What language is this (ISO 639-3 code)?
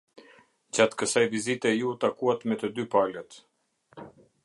sqi